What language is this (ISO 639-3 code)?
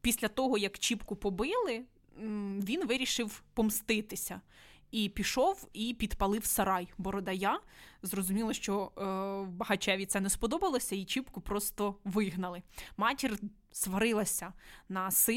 ukr